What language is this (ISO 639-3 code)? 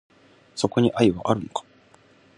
jpn